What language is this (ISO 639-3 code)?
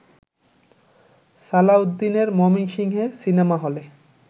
ben